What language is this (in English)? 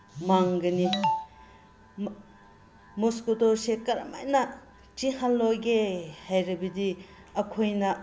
Manipuri